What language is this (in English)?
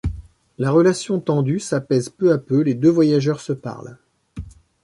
French